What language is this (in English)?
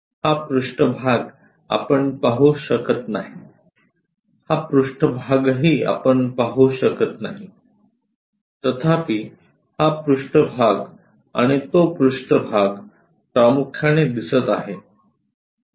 Marathi